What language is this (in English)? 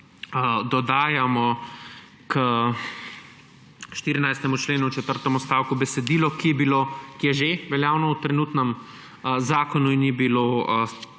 Slovenian